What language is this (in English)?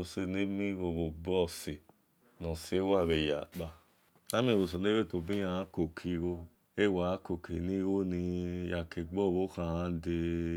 Esan